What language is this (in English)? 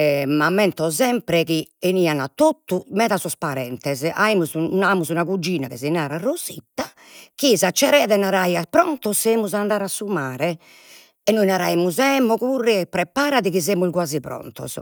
Sardinian